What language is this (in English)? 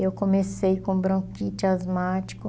Portuguese